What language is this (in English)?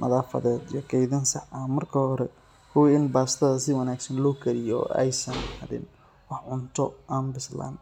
Somali